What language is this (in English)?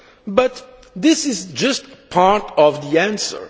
English